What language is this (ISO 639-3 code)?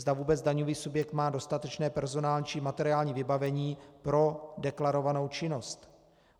ces